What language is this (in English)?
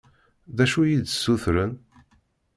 Kabyle